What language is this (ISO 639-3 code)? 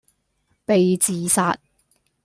yue